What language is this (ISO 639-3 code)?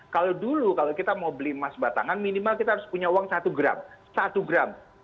ind